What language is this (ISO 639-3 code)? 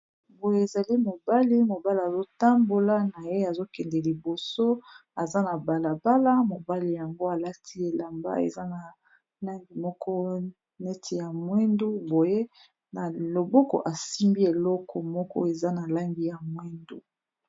lin